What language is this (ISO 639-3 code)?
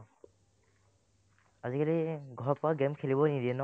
asm